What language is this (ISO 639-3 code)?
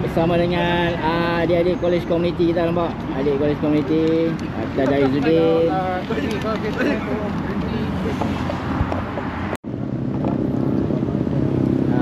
msa